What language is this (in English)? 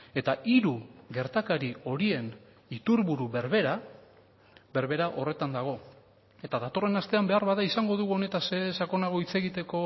Basque